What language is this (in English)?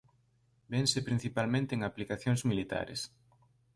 Galician